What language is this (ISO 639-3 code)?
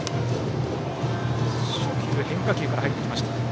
jpn